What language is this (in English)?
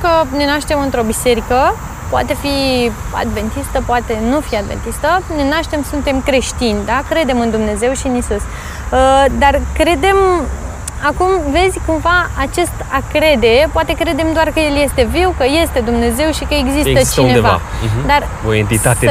Romanian